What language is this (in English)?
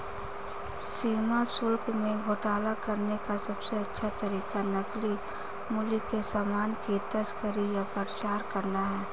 Hindi